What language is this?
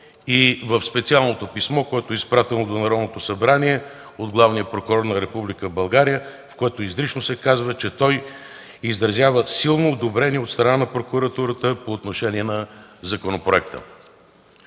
Bulgarian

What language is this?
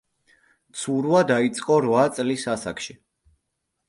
Georgian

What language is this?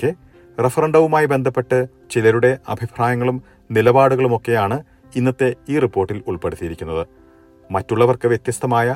Malayalam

